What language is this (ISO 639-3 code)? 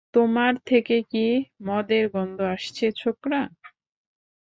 ben